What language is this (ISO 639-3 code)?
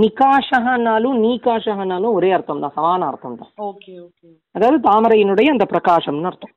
tam